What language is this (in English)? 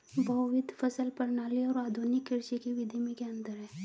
Hindi